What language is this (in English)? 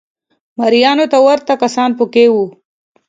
Pashto